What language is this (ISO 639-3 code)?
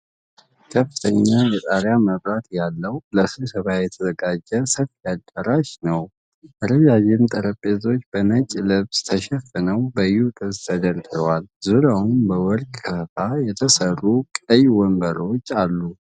amh